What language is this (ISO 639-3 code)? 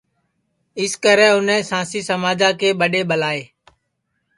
ssi